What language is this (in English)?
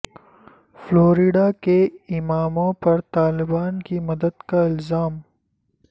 Urdu